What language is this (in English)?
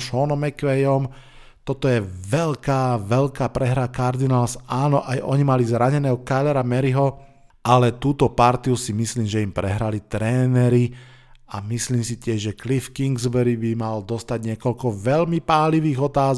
Slovak